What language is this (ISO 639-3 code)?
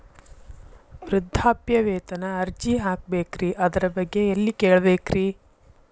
kan